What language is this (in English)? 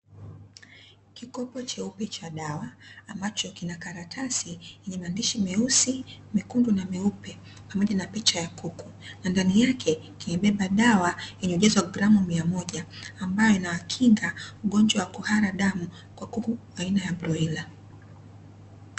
Swahili